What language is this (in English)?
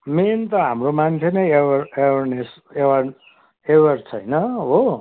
Nepali